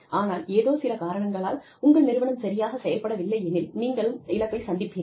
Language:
Tamil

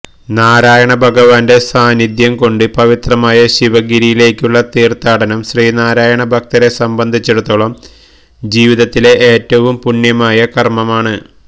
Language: Malayalam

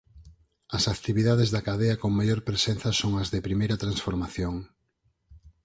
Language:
Galician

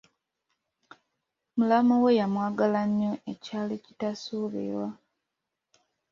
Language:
Ganda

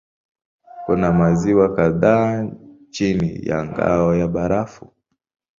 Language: Swahili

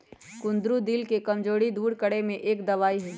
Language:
Magahi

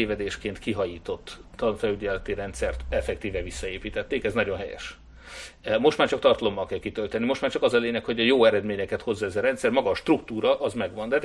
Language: Hungarian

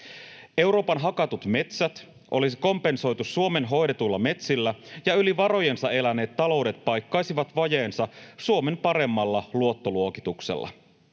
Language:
Finnish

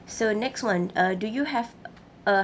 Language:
English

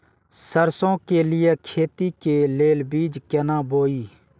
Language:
Maithili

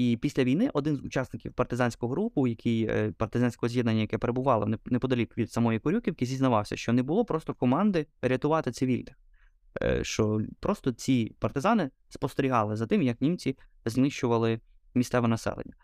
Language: Ukrainian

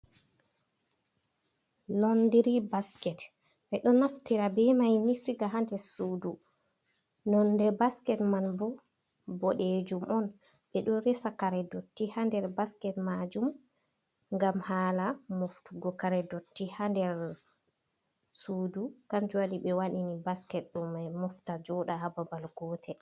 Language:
Fula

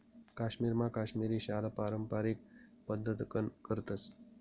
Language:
Marathi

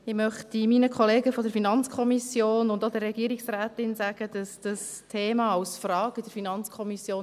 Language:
Swiss German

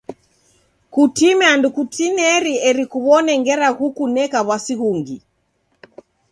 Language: Taita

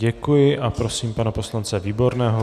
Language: Czech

